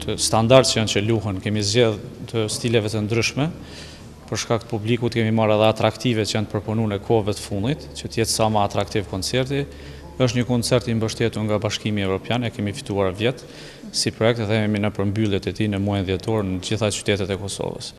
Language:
Romanian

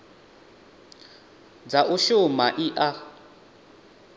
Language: Venda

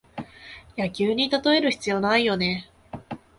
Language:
Japanese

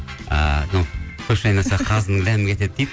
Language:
Kazakh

